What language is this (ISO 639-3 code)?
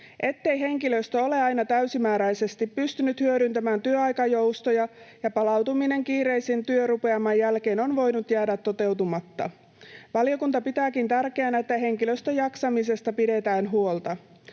fin